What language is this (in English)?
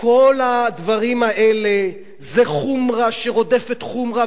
Hebrew